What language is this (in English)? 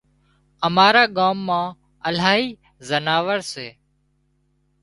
Wadiyara Koli